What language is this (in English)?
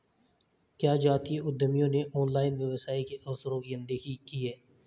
Hindi